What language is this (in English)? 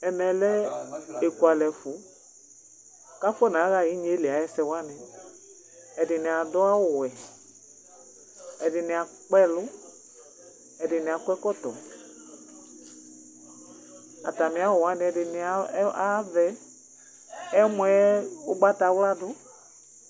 Ikposo